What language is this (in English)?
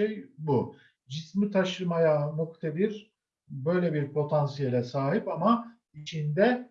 Turkish